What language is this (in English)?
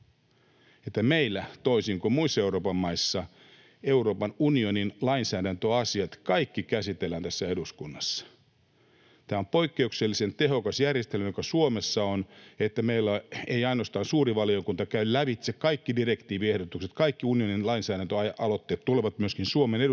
Finnish